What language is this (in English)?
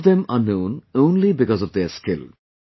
English